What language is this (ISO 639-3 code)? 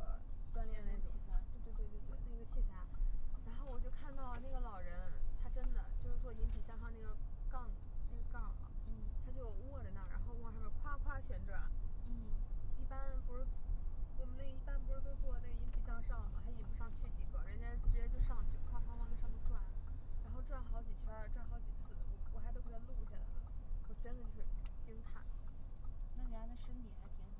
zho